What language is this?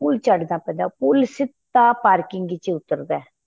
Punjabi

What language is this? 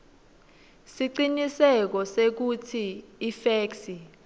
Swati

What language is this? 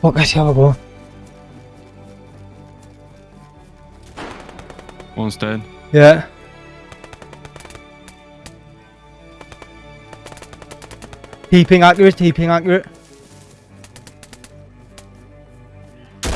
English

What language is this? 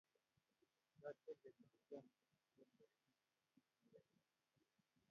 Kalenjin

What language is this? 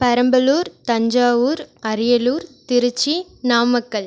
Tamil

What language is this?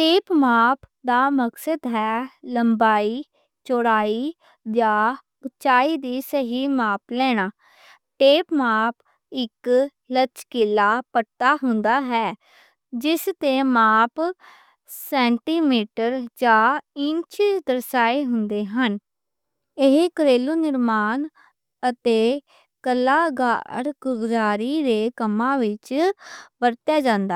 Western Panjabi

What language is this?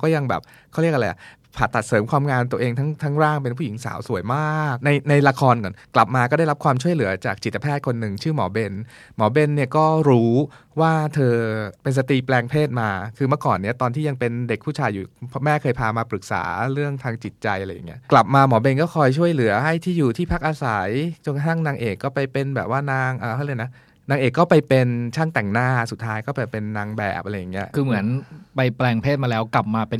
Thai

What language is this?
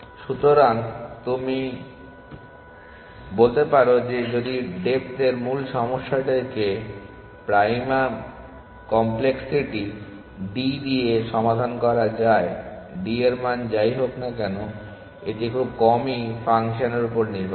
Bangla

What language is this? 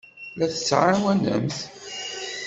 Kabyle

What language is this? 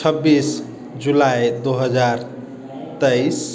Maithili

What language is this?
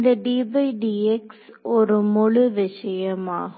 Tamil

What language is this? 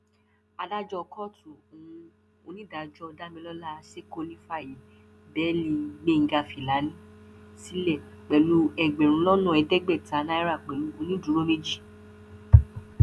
Yoruba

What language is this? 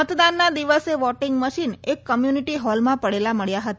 Gujarati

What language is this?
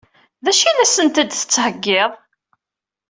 Kabyle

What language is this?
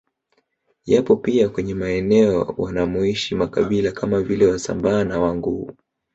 Swahili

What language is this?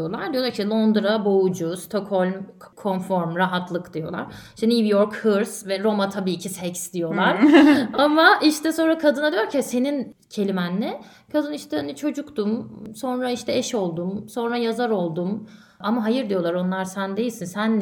Turkish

